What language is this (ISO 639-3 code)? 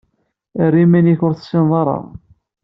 kab